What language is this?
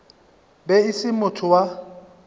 Northern Sotho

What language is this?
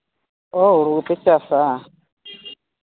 Santali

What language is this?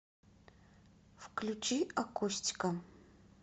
Russian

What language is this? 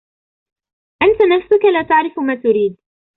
Arabic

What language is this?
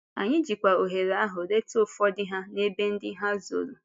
Igbo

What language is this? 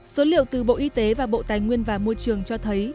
Vietnamese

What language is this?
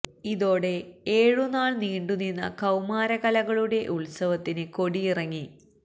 Malayalam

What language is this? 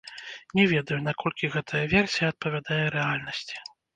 Belarusian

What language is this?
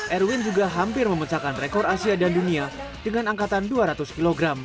Indonesian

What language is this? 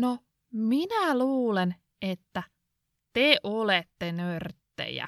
Finnish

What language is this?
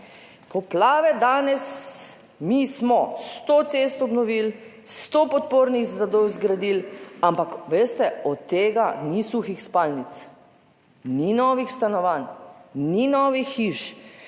Slovenian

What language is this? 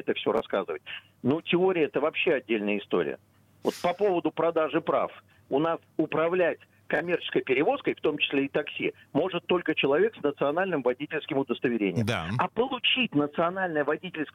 Russian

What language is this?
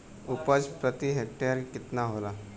Bhojpuri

